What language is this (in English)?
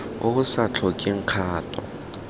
Tswana